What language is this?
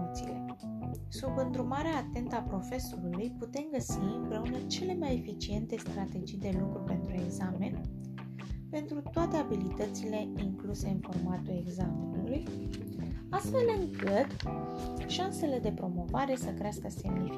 Romanian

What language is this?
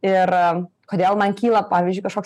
Lithuanian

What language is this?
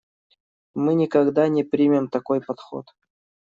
Russian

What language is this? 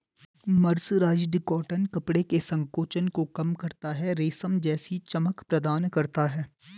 Hindi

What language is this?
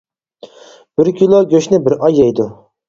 Uyghur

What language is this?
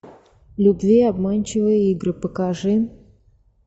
Russian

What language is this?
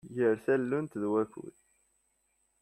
Kabyle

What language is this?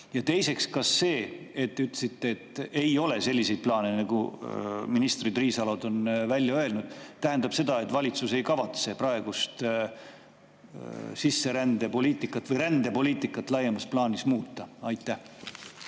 Estonian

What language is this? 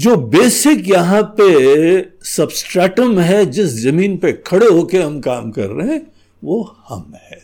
Hindi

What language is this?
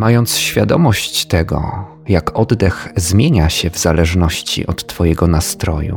Polish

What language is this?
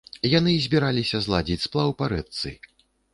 Belarusian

